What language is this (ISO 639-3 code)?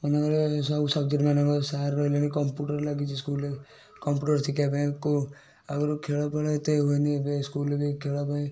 ori